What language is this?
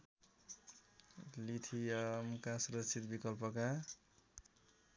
Nepali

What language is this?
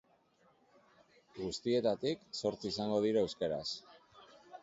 Basque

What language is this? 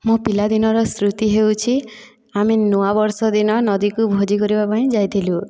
Odia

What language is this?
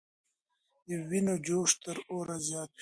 Pashto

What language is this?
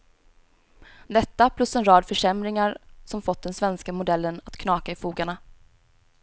Swedish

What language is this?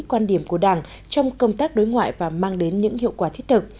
Vietnamese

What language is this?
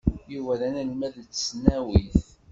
Kabyle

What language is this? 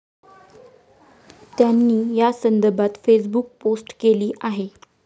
Marathi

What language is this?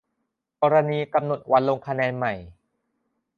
Thai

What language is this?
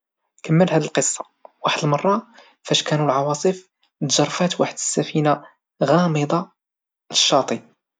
Moroccan Arabic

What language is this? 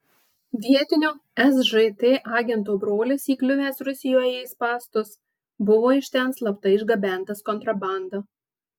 Lithuanian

